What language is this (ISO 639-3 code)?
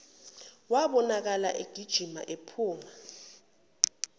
zul